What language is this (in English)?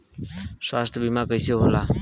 Bhojpuri